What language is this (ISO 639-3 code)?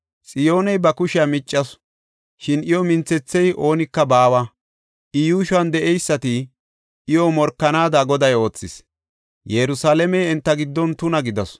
gof